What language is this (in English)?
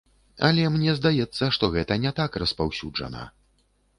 Belarusian